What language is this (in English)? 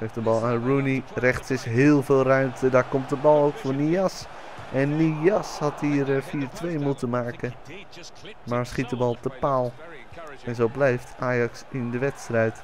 Dutch